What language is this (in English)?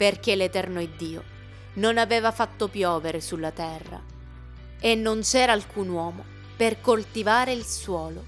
Italian